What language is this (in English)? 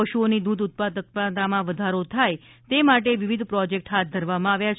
Gujarati